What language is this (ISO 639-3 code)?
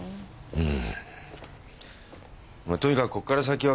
jpn